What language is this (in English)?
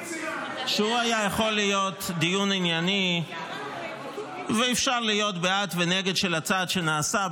Hebrew